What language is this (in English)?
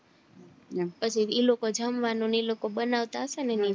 Gujarati